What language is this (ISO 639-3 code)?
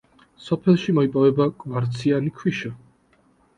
kat